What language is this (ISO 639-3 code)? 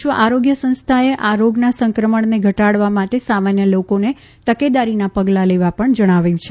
guj